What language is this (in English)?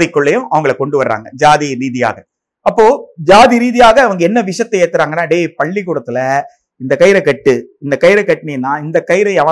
Tamil